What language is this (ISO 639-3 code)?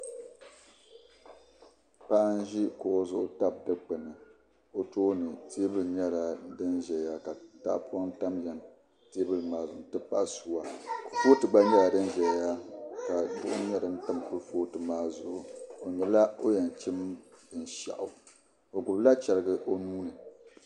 dag